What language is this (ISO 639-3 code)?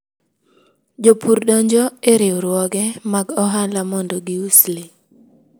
luo